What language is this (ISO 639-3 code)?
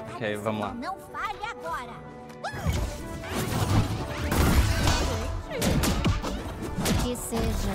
por